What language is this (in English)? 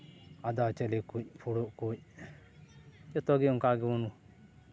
Santali